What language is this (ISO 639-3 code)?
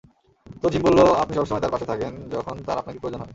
ben